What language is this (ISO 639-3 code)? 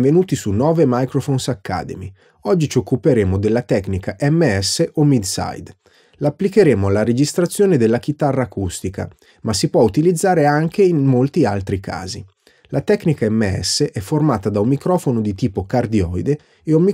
ita